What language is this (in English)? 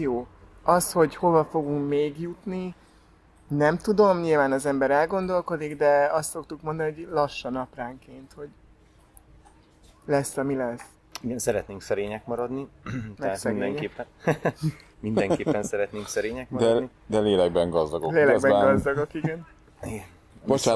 Hungarian